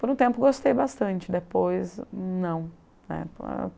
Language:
Portuguese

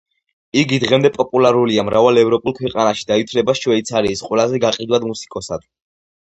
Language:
Georgian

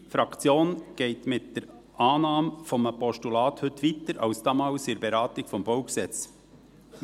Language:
Swiss German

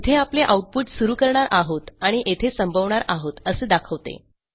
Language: Marathi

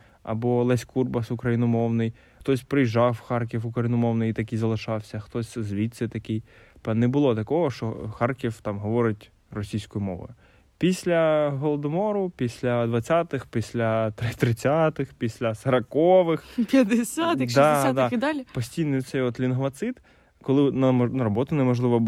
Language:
Ukrainian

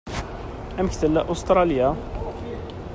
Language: Kabyle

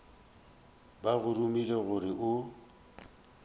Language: Northern Sotho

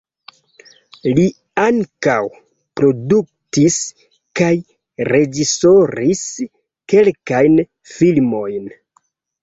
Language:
Esperanto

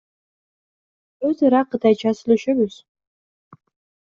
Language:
Kyrgyz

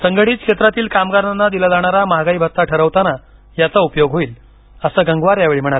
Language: Marathi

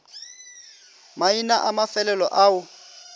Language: Northern Sotho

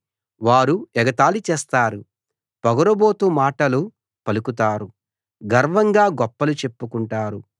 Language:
Telugu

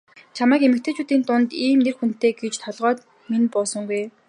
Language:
Mongolian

